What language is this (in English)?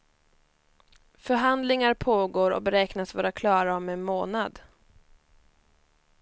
Swedish